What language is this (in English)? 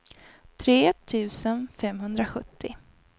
Swedish